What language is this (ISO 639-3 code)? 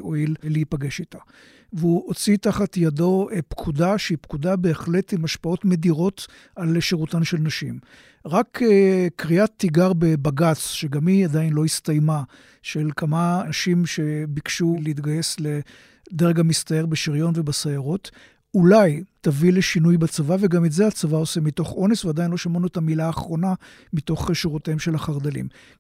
heb